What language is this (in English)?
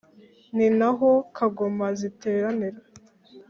Kinyarwanda